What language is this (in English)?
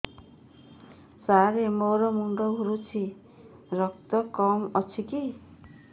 Odia